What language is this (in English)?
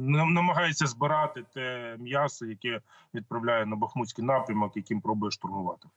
Ukrainian